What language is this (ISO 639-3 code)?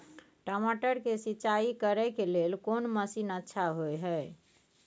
mai